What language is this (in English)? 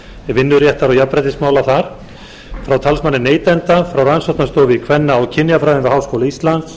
Icelandic